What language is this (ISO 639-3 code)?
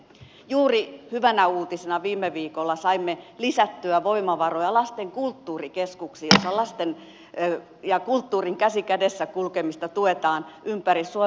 fin